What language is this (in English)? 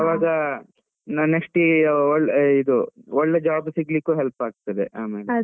Kannada